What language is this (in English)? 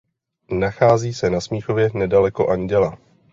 Czech